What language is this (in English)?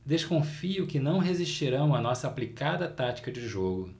Portuguese